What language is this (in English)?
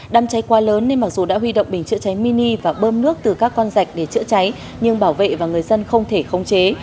Vietnamese